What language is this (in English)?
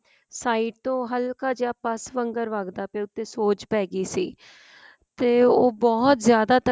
Punjabi